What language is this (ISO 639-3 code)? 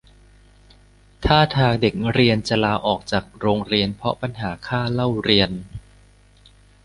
tha